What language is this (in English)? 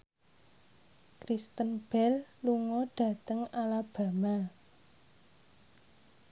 Javanese